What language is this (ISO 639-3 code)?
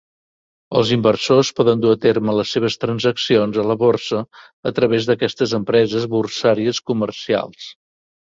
cat